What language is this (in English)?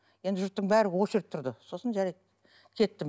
Kazakh